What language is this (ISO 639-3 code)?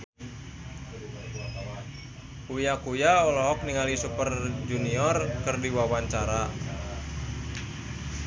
sun